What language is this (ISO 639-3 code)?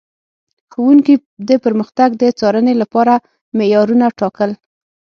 pus